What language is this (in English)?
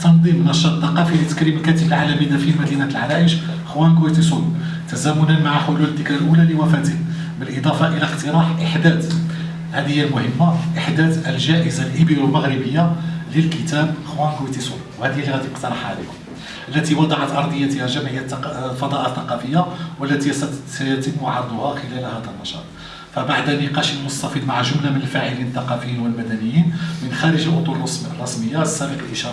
Arabic